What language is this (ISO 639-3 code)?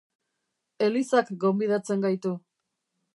eus